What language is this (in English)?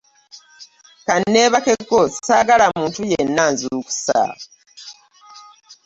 Ganda